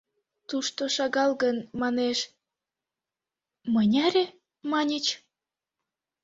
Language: Mari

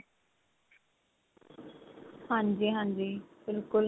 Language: Punjabi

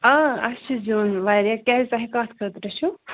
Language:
Kashmiri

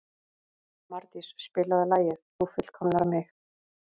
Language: Icelandic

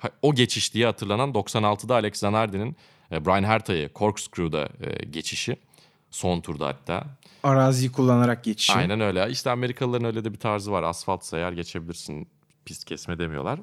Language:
Turkish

